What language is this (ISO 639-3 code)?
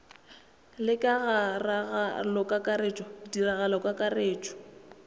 nso